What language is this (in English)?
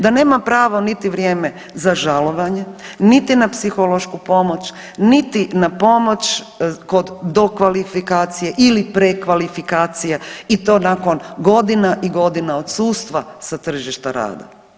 Croatian